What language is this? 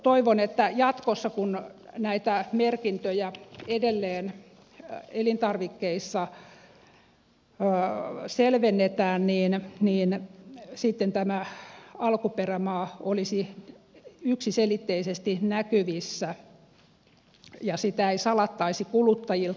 Finnish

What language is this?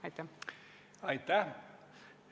Estonian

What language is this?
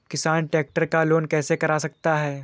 Hindi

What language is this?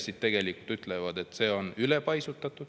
Estonian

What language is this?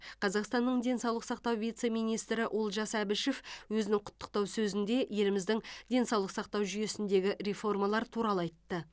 Kazakh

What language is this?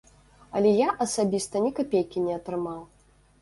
Belarusian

